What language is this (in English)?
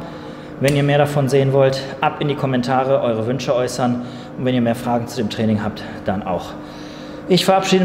German